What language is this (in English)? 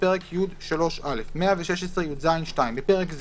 Hebrew